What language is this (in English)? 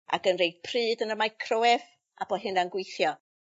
Welsh